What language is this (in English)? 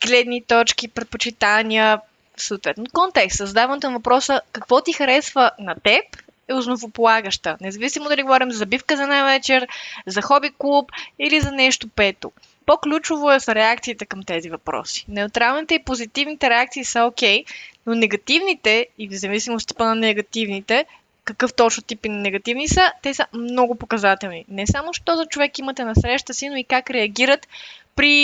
Bulgarian